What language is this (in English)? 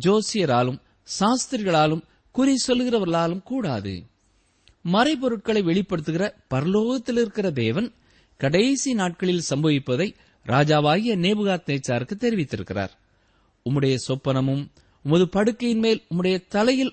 Tamil